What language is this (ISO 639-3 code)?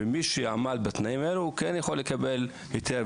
heb